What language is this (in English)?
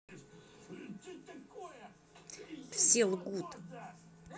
Russian